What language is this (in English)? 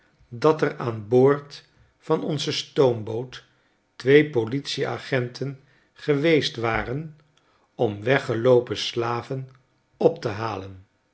Dutch